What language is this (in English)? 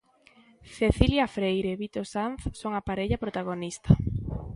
Galician